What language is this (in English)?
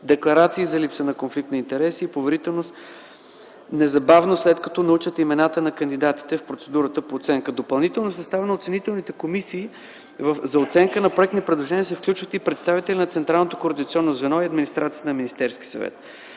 Bulgarian